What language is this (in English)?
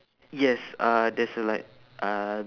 English